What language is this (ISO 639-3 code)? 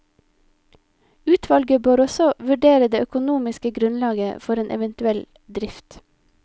nor